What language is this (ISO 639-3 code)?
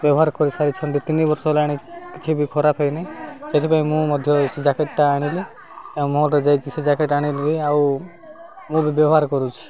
ori